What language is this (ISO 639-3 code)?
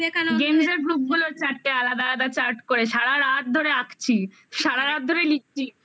ben